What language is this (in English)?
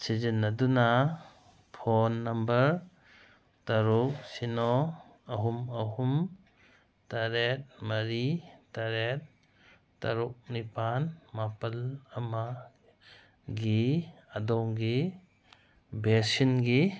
Manipuri